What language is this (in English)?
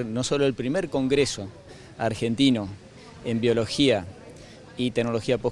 Spanish